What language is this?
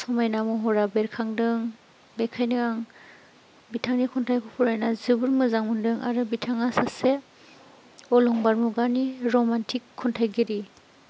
Bodo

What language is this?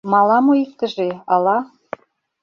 Mari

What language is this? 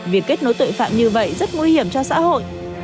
Vietnamese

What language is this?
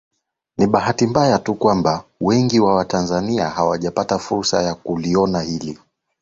Swahili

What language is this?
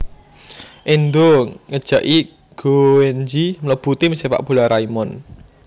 Javanese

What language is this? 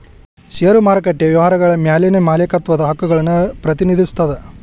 Kannada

